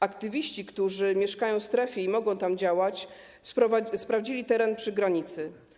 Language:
Polish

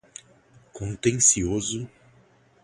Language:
Portuguese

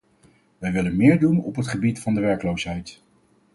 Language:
Dutch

